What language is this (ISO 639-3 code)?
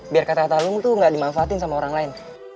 ind